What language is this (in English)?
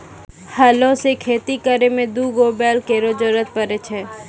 Maithili